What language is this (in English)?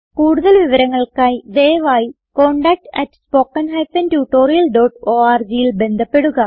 Malayalam